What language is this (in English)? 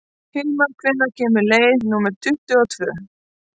Icelandic